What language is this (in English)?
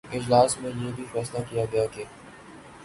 Urdu